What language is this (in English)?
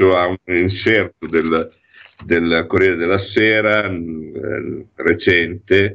Italian